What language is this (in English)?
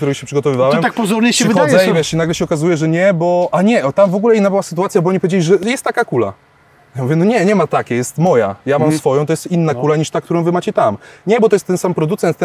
Polish